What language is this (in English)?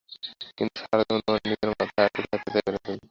Bangla